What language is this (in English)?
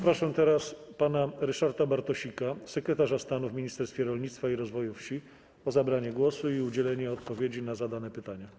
Polish